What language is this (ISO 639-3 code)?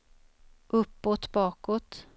swe